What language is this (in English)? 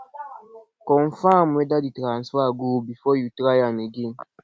Nigerian Pidgin